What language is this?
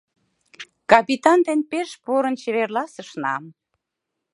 Mari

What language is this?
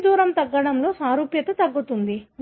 Telugu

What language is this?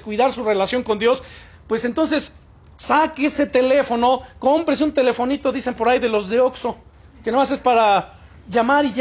Spanish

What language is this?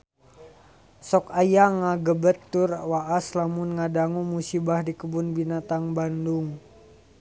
Sundanese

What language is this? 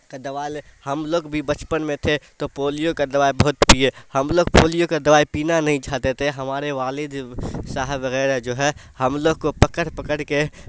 Urdu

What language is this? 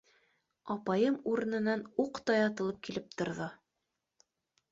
Bashkir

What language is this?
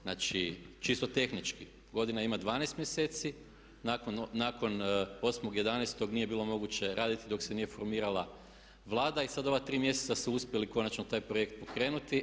Croatian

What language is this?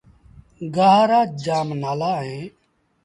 Sindhi Bhil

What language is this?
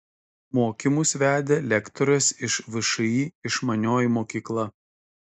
Lithuanian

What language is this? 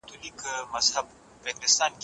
Pashto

